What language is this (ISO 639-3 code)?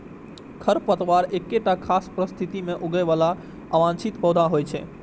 mai